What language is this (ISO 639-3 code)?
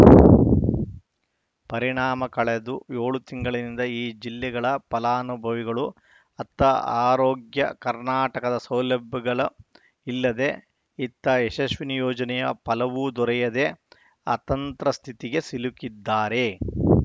kan